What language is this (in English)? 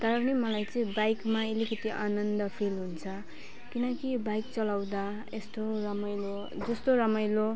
Nepali